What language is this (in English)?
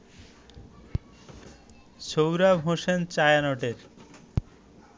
Bangla